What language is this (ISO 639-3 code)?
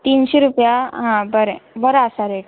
kok